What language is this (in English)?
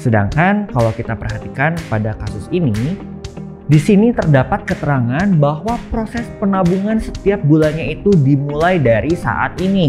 Indonesian